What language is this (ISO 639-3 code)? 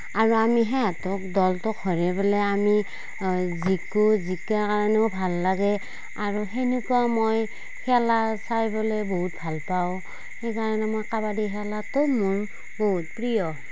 asm